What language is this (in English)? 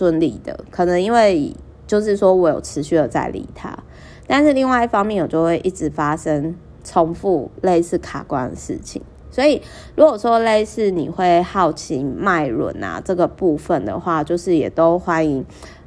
Chinese